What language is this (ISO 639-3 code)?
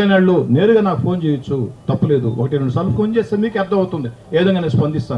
tel